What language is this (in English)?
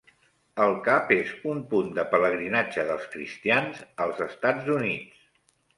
Catalan